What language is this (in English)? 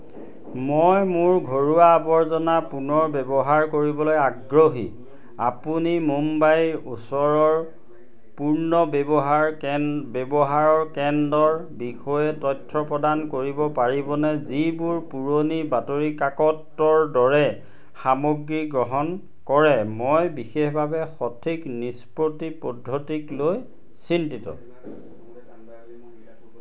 Assamese